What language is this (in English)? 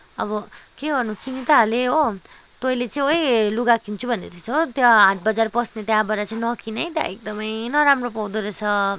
Nepali